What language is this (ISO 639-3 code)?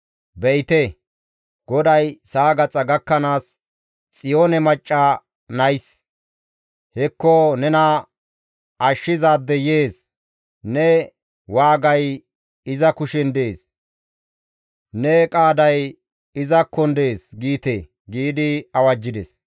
gmv